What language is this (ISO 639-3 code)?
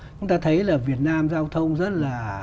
vie